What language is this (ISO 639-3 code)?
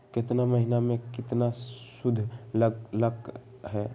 mag